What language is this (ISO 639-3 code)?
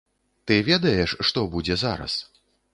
bel